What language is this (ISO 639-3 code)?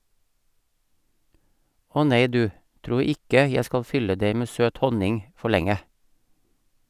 nor